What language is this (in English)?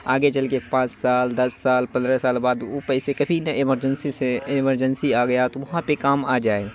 Urdu